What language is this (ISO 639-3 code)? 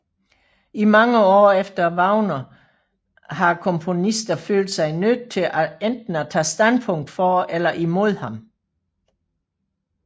dan